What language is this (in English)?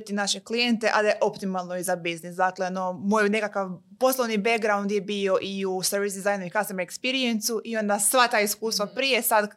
Croatian